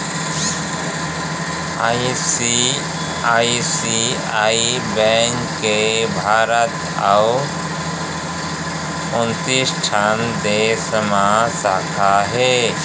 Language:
Chhattisgarhi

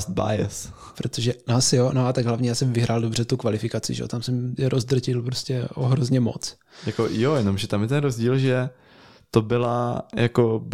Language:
Czech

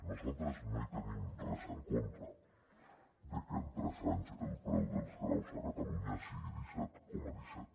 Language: Catalan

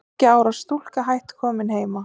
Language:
Icelandic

